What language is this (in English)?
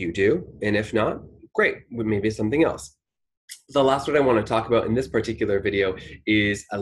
English